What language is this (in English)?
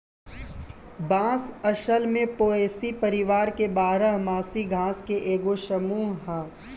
Bhojpuri